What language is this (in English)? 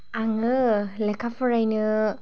Bodo